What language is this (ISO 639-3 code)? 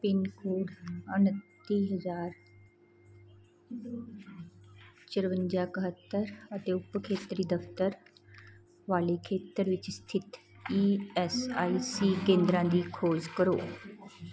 pan